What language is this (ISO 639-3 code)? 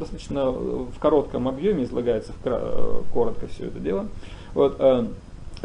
rus